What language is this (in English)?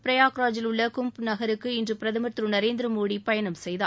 Tamil